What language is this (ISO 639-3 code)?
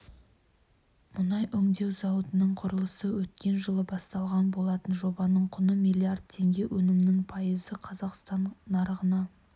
kaz